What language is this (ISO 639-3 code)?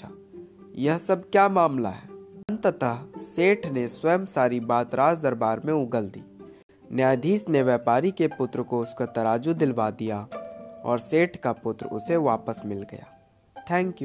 hin